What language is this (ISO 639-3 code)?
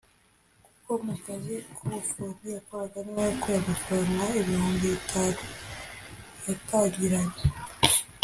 kin